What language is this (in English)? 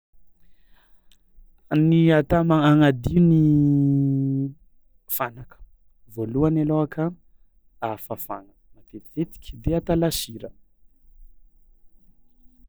Tsimihety Malagasy